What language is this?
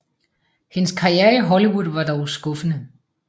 Danish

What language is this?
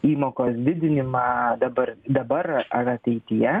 Lithuanian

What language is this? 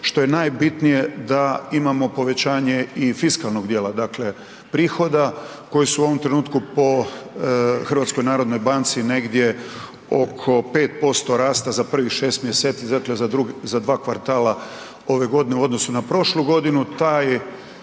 Croatian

